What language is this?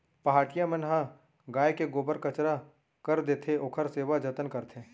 Chhattisgarhi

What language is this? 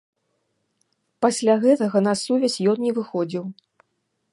Belarusian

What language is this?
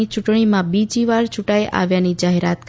Gujarati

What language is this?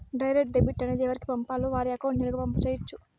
Telugu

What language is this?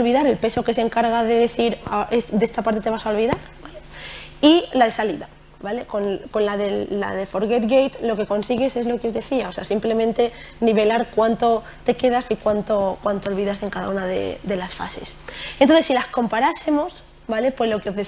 Spanish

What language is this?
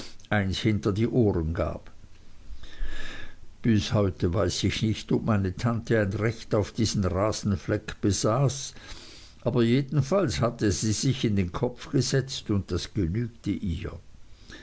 German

